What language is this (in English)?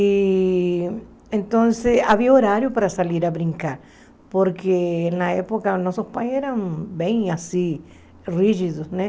Portuguese